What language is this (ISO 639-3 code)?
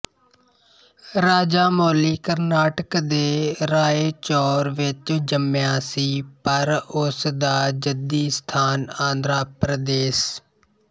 pan